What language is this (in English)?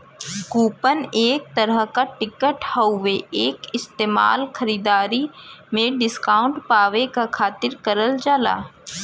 Bhojpuri